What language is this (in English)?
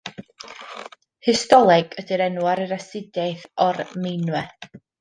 Welsh